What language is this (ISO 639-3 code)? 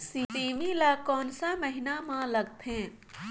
hne